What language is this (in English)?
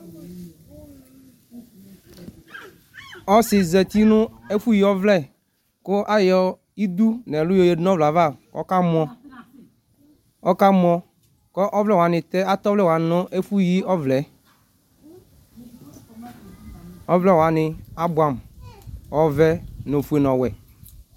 Ikposo